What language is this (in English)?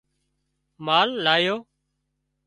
Wadiyara Koli